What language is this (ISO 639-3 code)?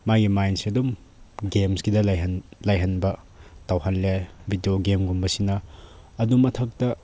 mni